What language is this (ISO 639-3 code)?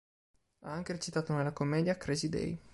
ita